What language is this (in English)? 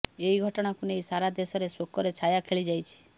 Odia